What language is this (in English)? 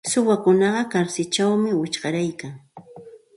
Santa Ana de Tusi Pasco Quechua